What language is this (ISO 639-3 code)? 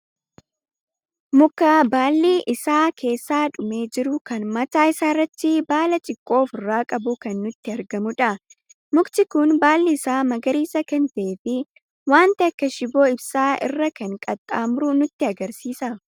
orm